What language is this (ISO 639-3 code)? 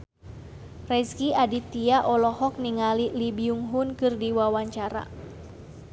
sun